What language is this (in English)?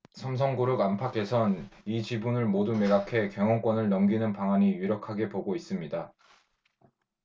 Korean